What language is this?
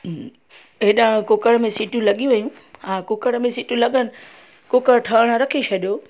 Sindhi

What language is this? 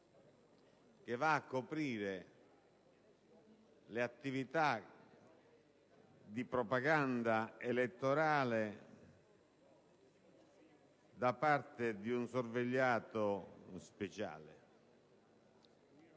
Italian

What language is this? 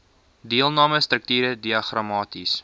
Afrikaans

